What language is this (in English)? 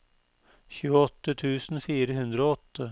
Norwegian